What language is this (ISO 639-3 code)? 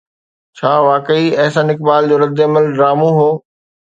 snd